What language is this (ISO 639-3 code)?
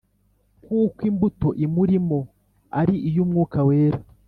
kin